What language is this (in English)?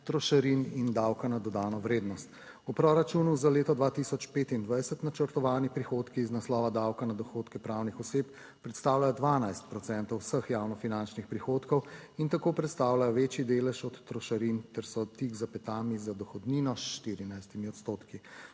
Slovenian